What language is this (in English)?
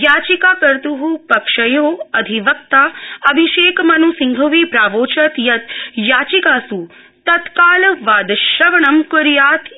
Sanskrit